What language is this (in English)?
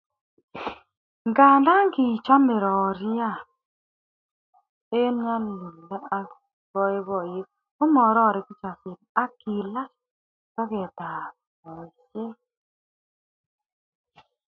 Kalenjin